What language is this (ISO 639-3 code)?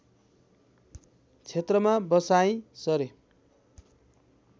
nep